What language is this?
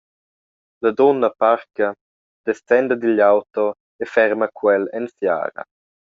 Romansh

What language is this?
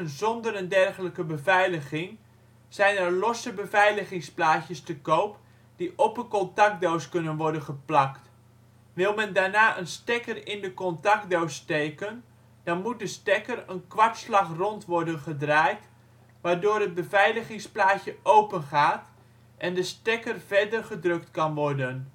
Dutch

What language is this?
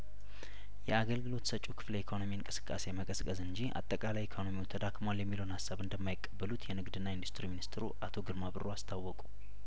Amharic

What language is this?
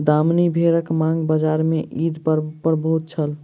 Maithili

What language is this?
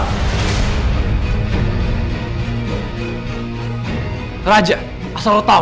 Indonesian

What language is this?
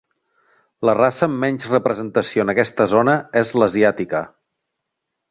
Catalan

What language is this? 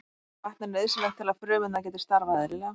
Icelandic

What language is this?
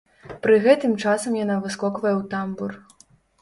Belarusian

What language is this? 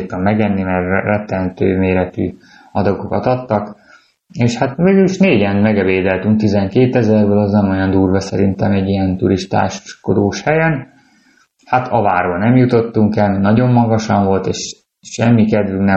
Hungarian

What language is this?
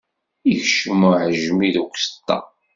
Kabyle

